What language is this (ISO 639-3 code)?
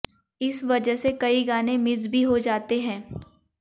hin